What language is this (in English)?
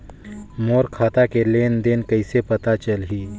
Chhattisgarhi